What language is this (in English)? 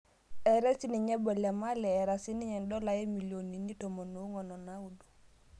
Masai